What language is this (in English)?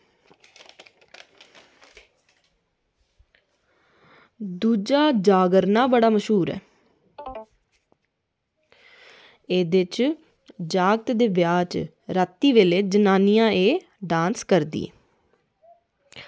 Dogri